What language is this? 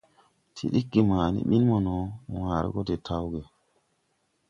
Tupuri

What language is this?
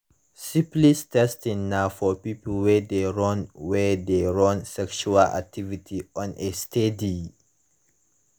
Nigerian Pidgin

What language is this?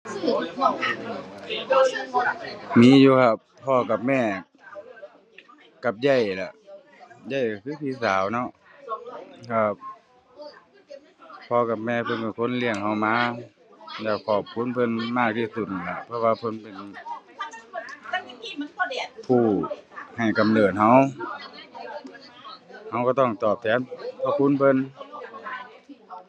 Thai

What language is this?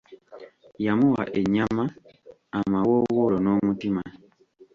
Ganda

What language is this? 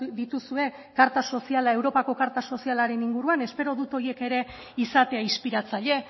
Basque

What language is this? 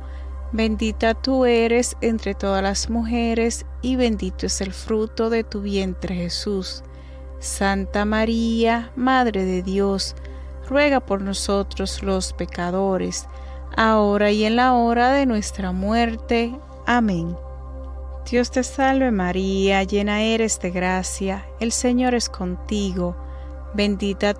Spanish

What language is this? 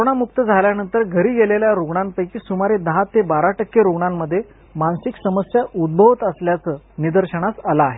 Marathi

